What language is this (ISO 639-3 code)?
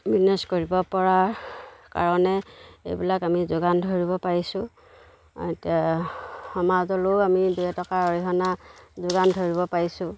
asm